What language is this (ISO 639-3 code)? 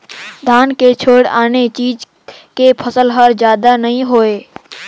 hne